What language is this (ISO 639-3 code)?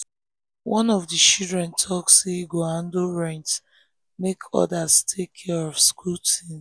pcm